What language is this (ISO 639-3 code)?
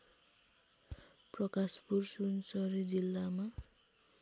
nep